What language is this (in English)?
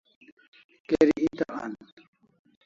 Kalasha